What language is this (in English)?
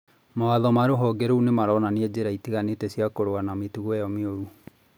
Kikuyu